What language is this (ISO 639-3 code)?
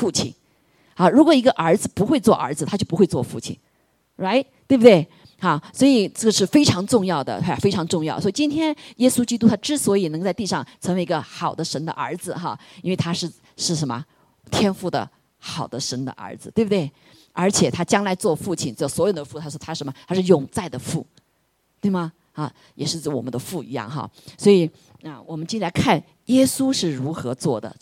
zho